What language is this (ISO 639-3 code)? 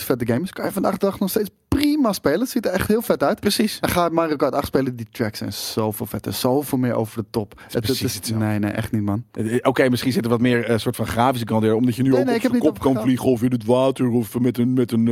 nld